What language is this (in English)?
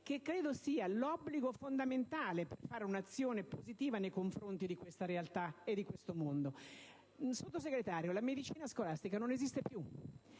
Italian